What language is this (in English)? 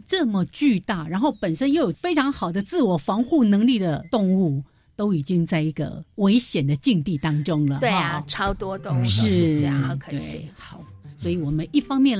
Chinese